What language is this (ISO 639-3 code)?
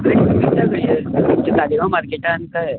kok